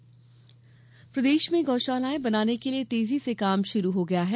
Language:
Hindi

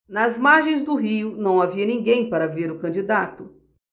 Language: Portuguese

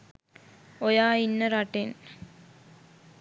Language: Sinhala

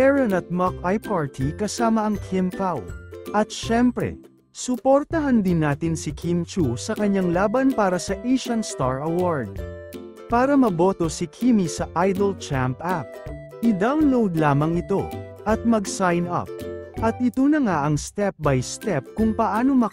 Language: Filipino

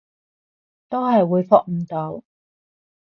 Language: Cantonese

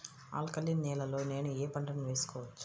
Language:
Telugu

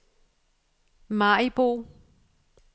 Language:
Danish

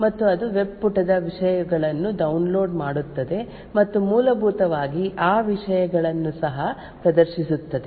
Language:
Kannada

